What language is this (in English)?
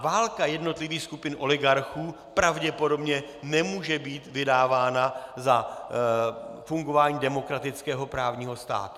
Czech